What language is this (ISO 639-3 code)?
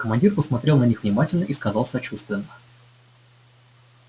rus